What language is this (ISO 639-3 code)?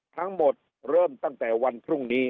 tha